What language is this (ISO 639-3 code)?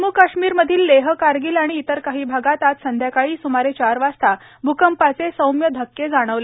mar